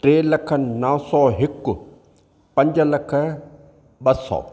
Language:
Sindhi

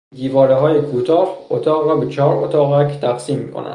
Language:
Persian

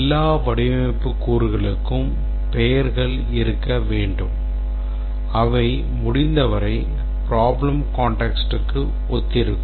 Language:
Tamil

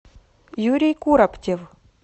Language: Russian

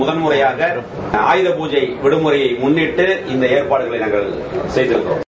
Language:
Tamil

